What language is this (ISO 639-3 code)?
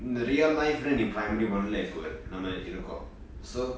eng